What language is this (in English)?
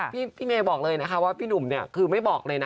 Thai